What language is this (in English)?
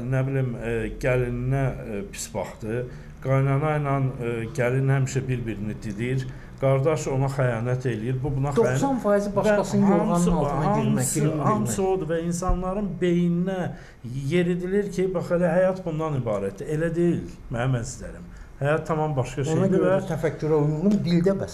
Turkish